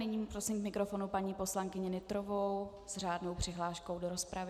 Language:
Czech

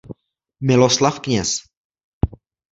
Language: Czech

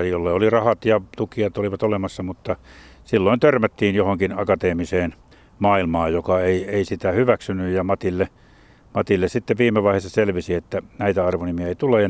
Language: Finnish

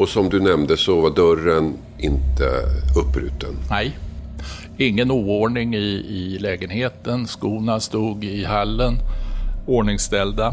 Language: Swedish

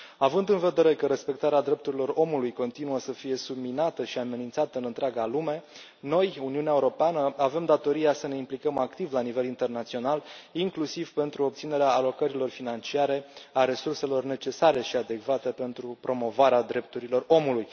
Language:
Romanian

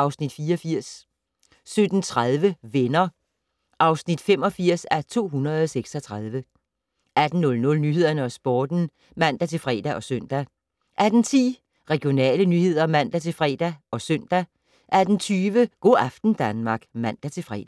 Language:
Danish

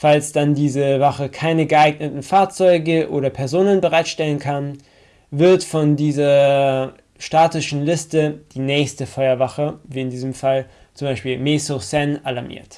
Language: German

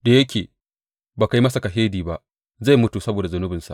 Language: Hausa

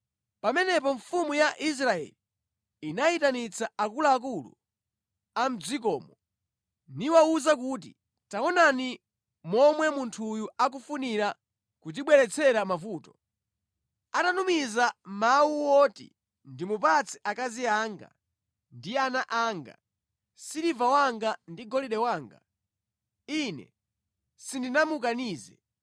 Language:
Nyanja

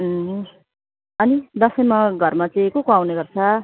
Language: Nepali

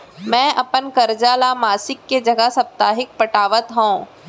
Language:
Chhattisgarhi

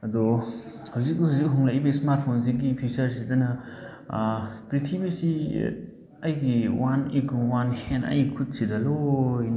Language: Manipuri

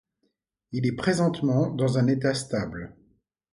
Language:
French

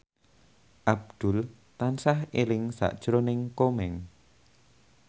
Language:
Javanese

